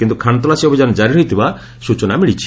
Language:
Odia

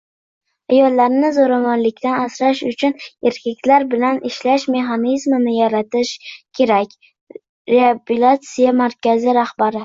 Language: Uzbek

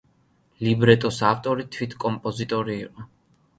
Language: Georgian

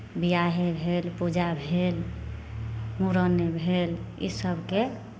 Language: Maithili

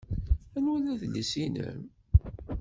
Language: Kabyle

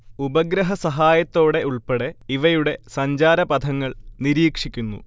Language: Malayalam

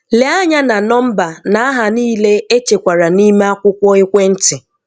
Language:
Igbo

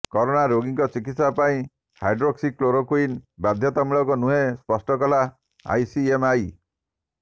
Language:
Odia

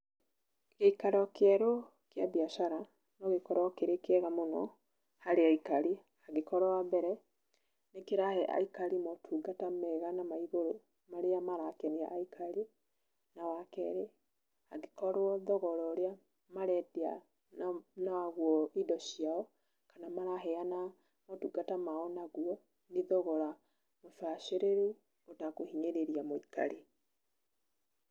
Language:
Kikuyu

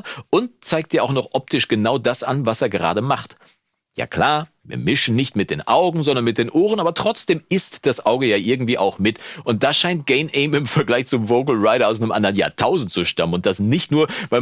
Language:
German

